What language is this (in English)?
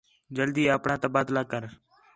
Khetrani